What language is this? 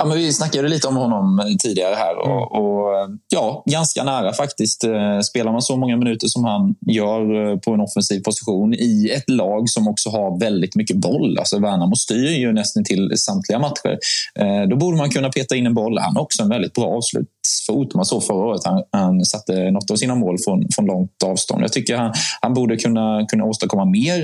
Swedish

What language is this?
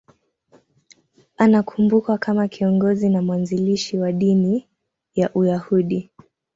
Swahili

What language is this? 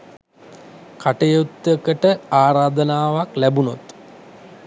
Sinhala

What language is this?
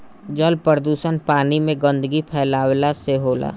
Bhojpuri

